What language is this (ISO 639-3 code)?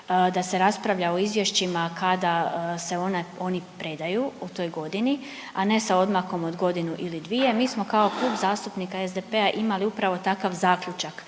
hrv